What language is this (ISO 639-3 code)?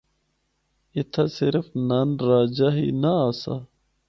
hno